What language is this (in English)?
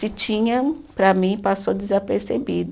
Portuguese